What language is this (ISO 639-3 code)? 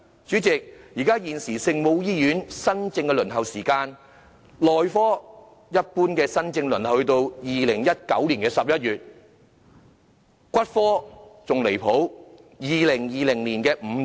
yue